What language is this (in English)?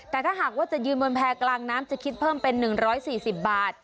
Thai